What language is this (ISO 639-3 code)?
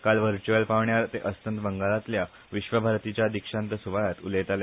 kok